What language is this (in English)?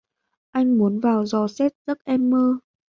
Vietnamese